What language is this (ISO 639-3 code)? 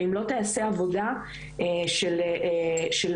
heb